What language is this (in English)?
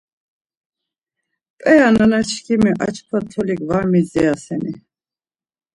Laz